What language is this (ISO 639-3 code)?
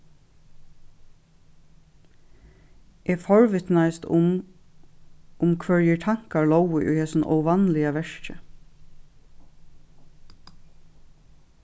fao